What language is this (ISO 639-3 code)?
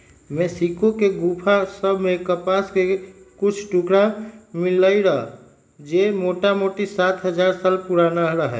mag